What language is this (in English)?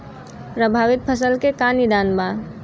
Bhojpuri